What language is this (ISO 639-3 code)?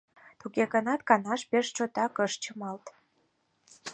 chm